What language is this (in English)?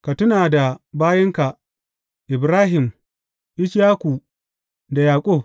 Hausa